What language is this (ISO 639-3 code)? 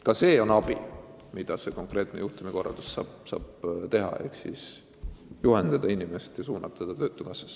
est